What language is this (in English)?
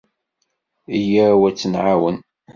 Kabyle